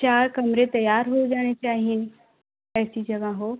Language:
Hindi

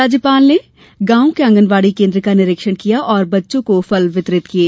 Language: Hindi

